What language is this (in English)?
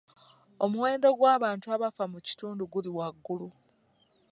Ganda